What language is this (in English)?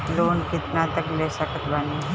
Bhojpuri